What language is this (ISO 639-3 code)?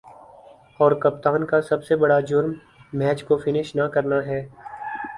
urd